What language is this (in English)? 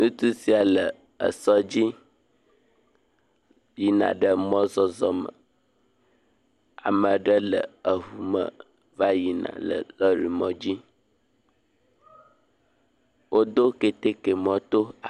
Ewe